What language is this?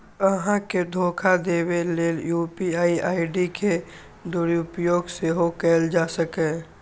Maithili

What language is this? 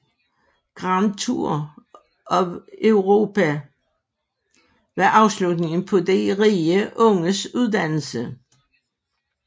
Danish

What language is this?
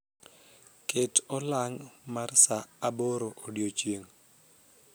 Luo (Kenya and Tanzania)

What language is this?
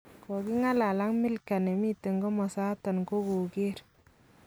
Kalenjin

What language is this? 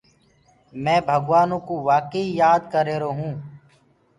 Gurgula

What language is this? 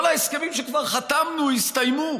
Hebrew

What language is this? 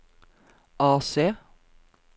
Norwegian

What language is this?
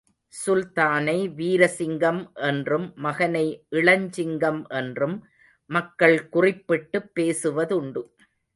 Tamil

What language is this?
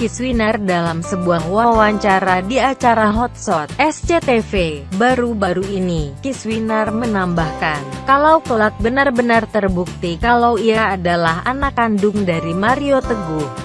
Indonesian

